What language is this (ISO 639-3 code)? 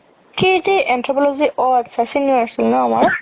asm